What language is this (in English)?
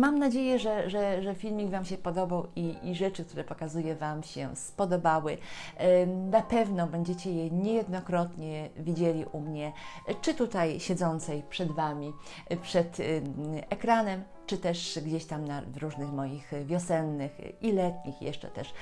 Polish